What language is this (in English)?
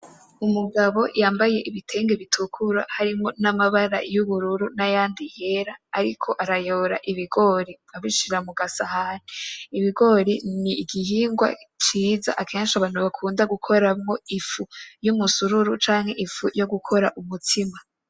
Rundi